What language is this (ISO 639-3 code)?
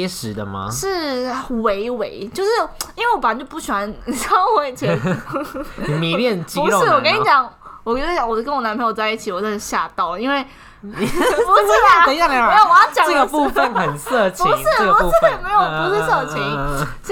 zho